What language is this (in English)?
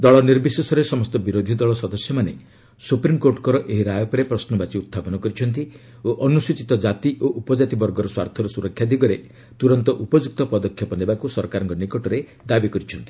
Odia